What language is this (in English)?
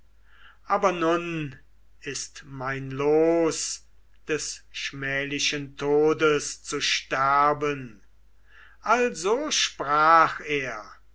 German